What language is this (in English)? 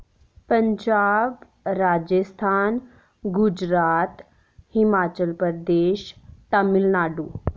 Dogri